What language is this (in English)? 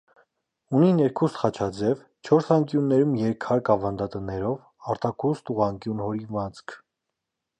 Armenian